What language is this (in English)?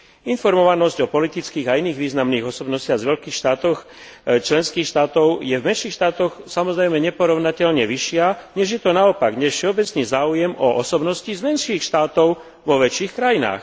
Slovak